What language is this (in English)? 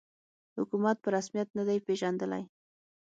Pashto